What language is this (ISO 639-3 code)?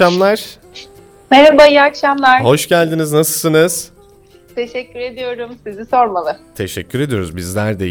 tur